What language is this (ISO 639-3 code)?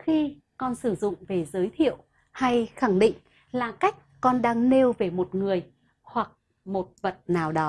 vie